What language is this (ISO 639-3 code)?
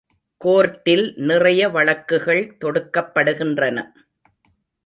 tam